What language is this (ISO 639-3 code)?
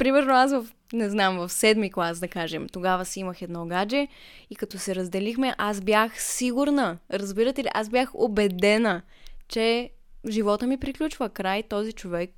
bul